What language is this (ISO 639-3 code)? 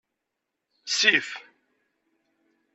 kab